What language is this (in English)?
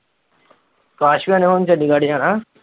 Punjabi